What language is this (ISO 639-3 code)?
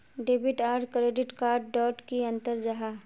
mag